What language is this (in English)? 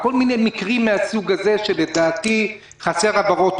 Hebrew